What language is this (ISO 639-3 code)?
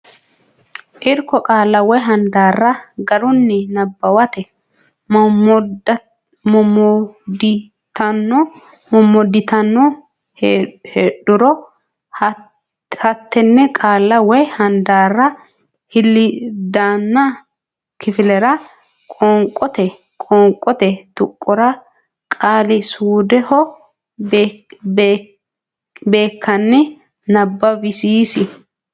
sid